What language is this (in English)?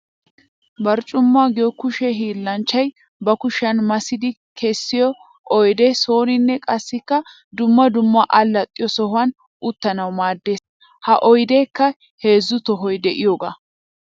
Wolaytta